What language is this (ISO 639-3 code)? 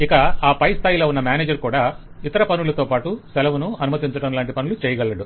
tel